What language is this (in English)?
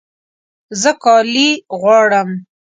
Pashto